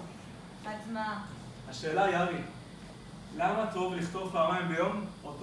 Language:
Hebrew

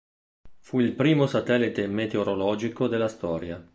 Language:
Italian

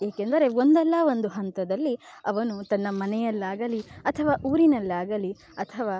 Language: Kannada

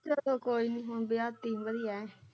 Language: Punjabi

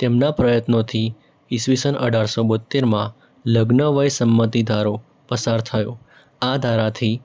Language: Gujarati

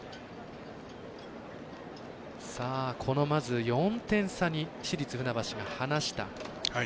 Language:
Japanese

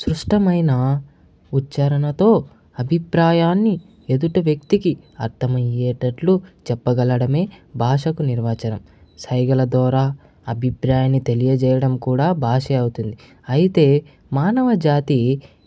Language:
Telugu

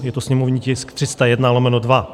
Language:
Czech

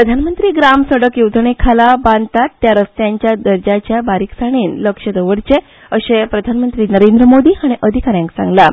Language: Konkani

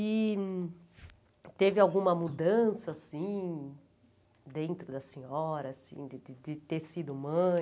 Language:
Portuguese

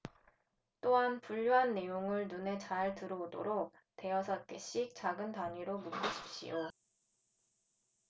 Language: Korean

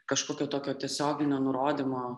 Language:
Lithuanian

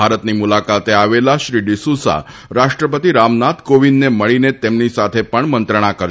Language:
Gujarati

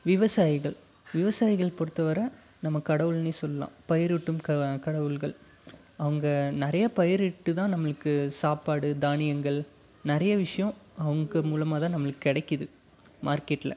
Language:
Tamil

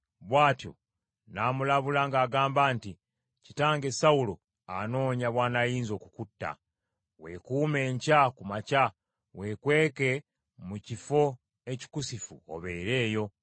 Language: Ganda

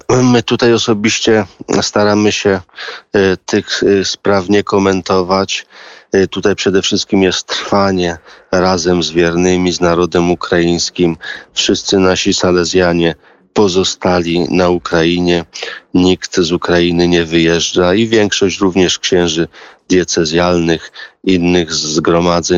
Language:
Polish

